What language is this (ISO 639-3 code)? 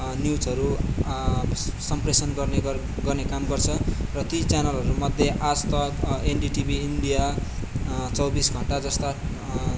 nep